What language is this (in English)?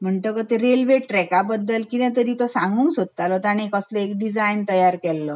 Konkani